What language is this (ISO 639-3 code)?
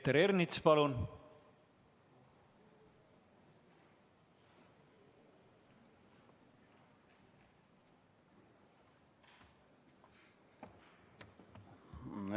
est